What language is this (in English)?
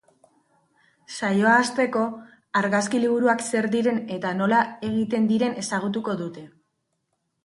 Basque